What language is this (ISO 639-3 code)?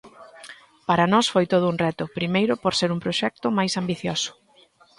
glg